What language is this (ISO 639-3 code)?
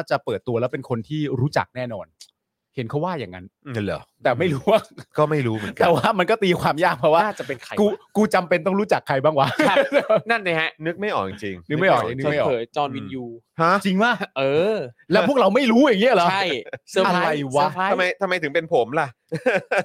tha